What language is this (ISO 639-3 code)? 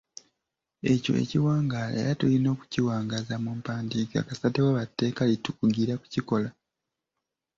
lug